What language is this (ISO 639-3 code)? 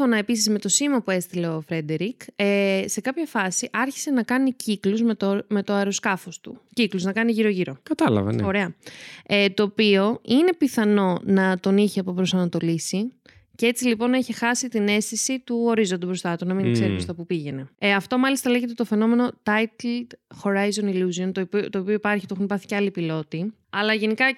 ell